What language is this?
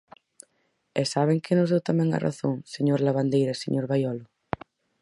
Galician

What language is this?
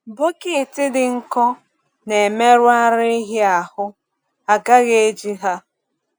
Igbo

